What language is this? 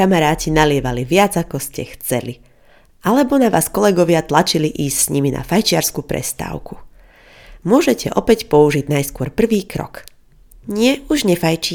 Slovak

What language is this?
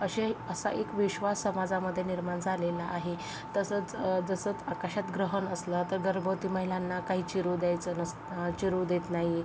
Marathi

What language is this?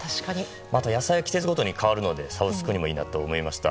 Japanese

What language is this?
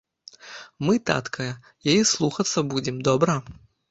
Belarusian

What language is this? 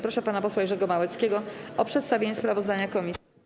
Polish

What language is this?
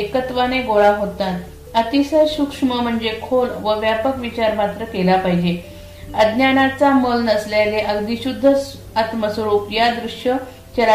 Marathi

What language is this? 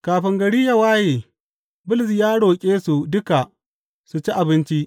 Hausa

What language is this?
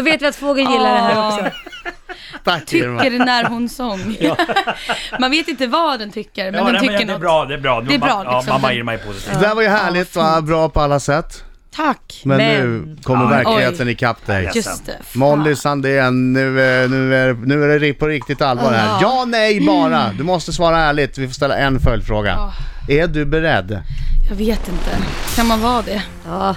Swedish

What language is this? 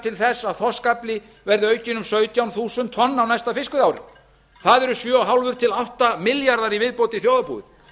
Icelandic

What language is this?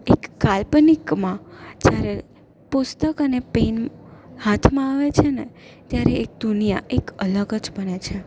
Gujarati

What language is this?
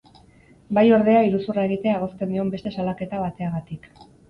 Basque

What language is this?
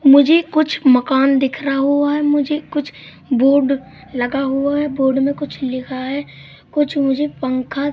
Hindi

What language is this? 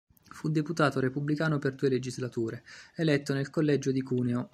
Italian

